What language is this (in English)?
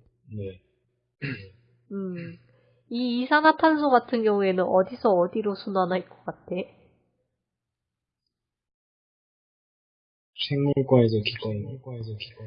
Korean